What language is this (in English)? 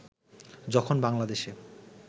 Bangla